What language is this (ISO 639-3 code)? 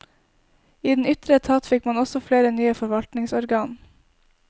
nor